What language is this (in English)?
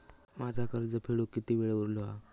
Marathi